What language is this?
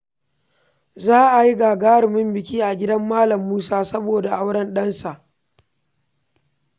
Hausa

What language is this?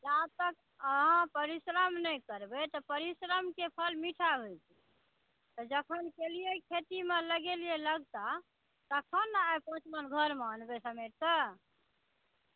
Maithili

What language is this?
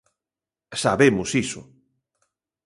Galician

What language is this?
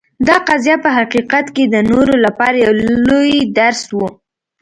Pashto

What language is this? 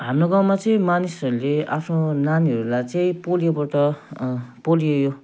Nepali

